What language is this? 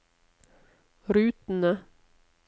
Norwegian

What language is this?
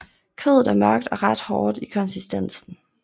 Danish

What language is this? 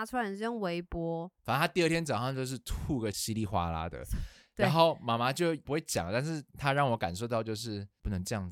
Chinese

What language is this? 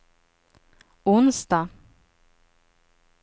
Swedish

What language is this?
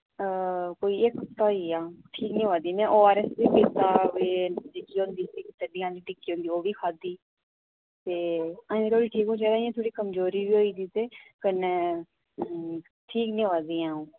Dogri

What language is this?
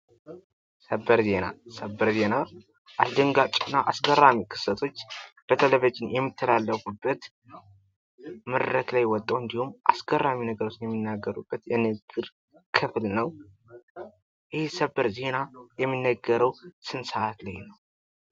Amharic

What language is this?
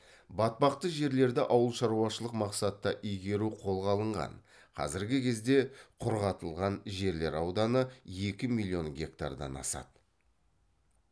Kazakh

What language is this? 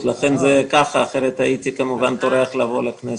Hebrew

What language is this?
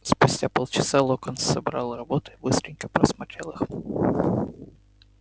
Russian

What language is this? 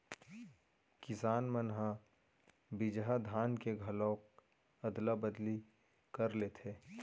Chhattisgarhi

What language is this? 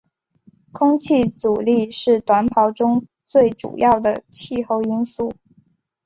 Chinese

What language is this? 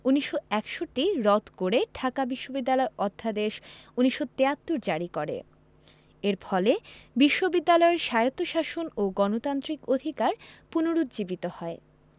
Bangla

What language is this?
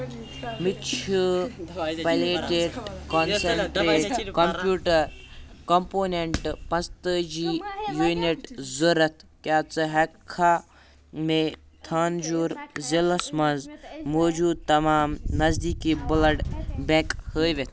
Kashmiri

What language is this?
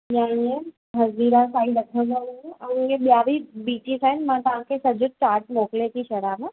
Sindhi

